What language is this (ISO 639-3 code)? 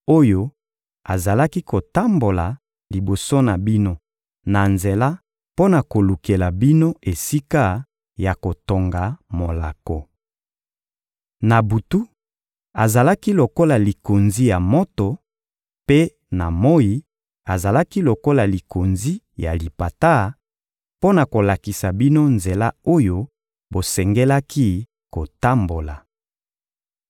lin